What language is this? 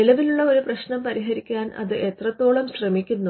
Malayalam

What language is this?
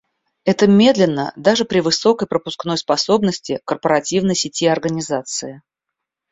Russian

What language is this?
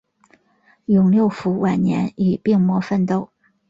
Chinese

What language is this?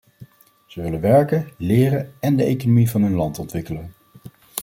Dutch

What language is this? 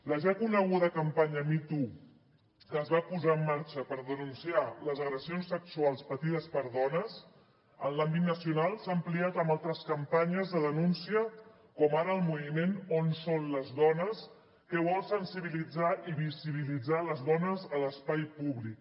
Catalan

